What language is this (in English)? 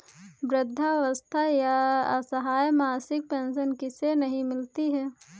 Hindi